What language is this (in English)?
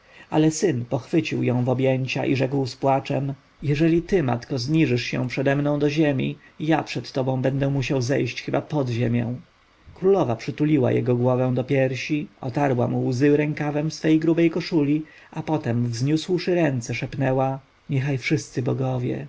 Polish